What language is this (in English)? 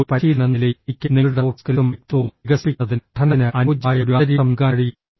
Malayalam